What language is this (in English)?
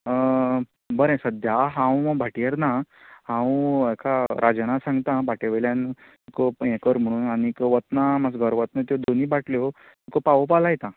Konkani